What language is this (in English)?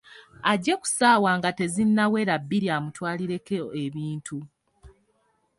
Ganda